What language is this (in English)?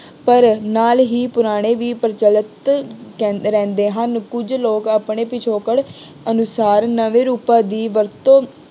Punjabi